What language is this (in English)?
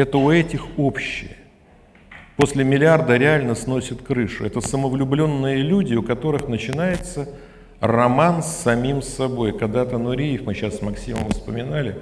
Russian